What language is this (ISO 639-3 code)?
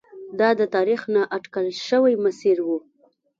pus